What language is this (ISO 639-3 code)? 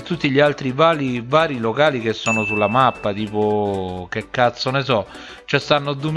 ita